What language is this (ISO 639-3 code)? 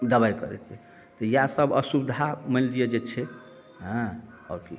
mai